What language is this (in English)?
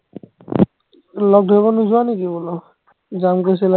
Assamese